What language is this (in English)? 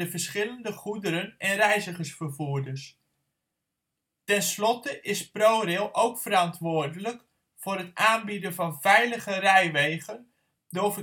Dutch